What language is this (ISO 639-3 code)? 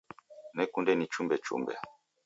dav